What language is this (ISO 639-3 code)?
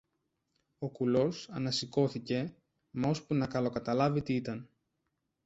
ell